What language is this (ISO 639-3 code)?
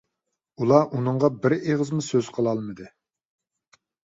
uig